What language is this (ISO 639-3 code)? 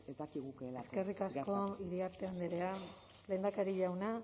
eus